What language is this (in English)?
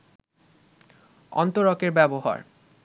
Bangla